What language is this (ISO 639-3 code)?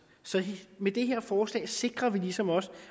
dan